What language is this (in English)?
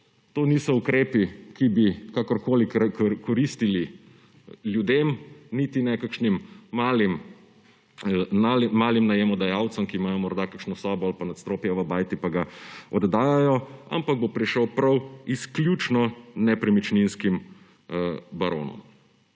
Slovenian